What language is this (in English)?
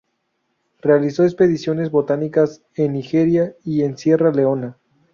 Spanish